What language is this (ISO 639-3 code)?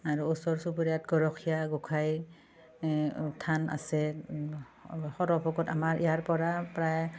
asm